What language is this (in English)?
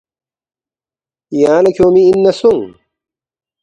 Balti